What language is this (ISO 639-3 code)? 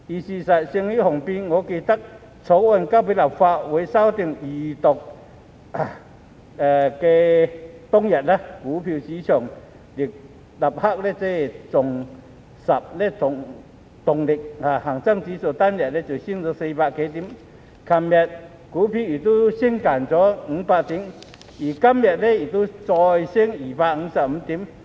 yue